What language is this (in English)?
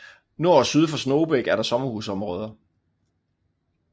Danish